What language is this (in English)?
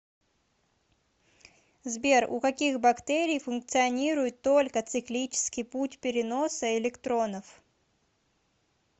Russian